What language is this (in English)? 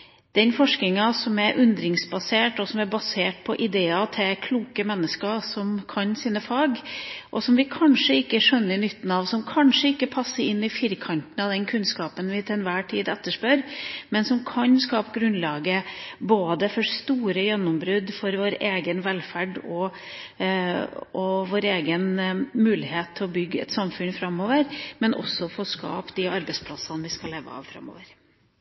Norwegian Bokmål